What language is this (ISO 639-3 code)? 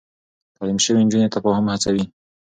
pus